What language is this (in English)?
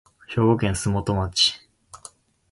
Japanese